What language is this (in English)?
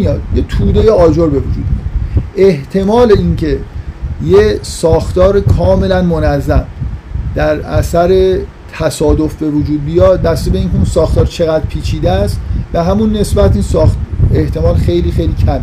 Persian